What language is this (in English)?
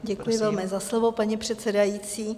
Czech